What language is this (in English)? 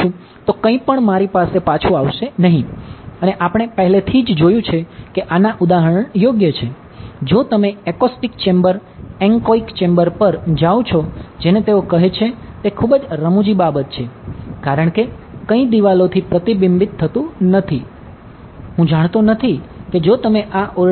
Gujarati